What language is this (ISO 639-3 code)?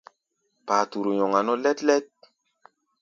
gba